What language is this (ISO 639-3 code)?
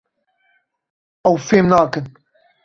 kur